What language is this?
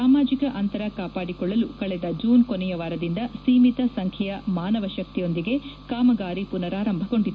Kannada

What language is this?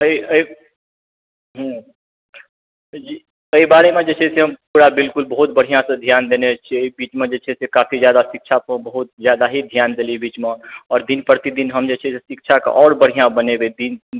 Maithili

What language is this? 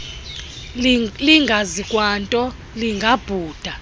Xhosa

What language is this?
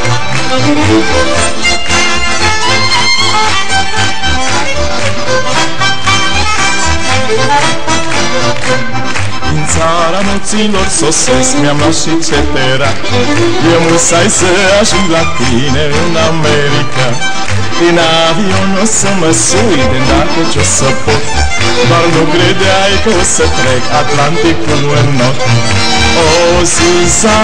Romanian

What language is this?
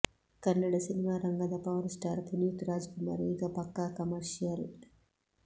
Kannada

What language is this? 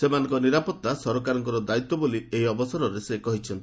Odia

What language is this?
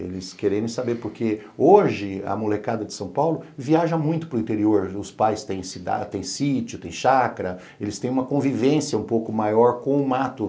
Portuguese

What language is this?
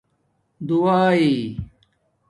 Domaaki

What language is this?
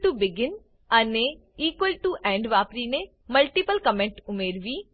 Gujarati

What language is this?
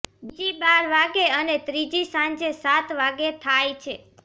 Gujarati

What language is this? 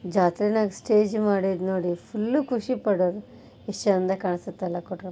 Kannada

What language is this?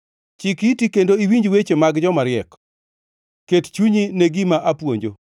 Luo (Kenya and Tanzania)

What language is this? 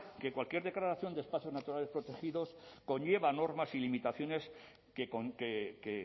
Spanish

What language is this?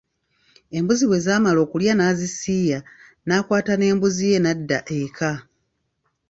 Ganda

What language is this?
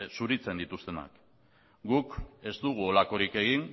Basque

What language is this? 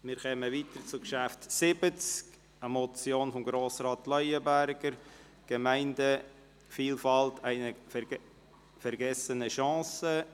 Swiss German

